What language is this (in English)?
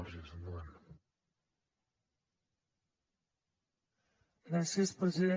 Catalan